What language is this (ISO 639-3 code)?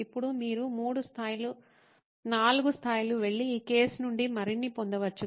tel